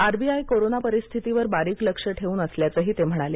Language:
Marathi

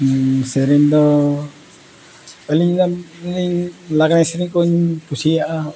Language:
Santali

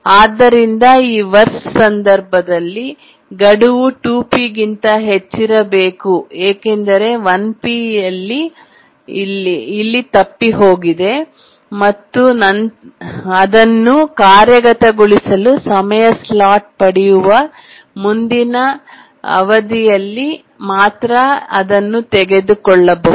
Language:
Kannada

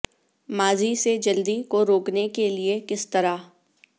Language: Urdu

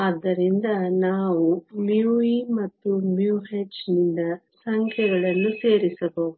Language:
Kannada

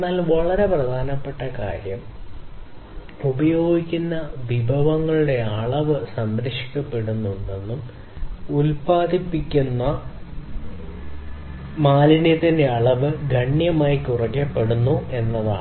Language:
Malayalam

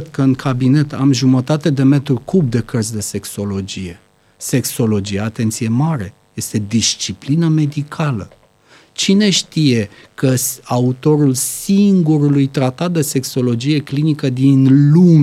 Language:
Romanian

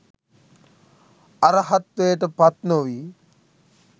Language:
Sinhala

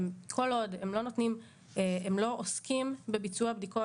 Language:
Hebrew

